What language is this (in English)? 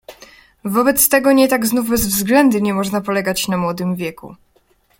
Polish